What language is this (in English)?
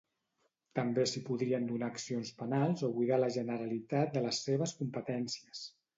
Catalan